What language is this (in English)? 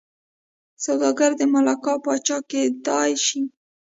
Pashto